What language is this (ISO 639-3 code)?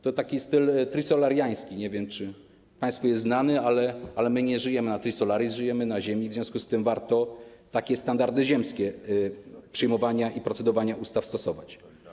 pol